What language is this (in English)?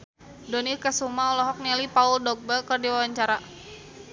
Sundanese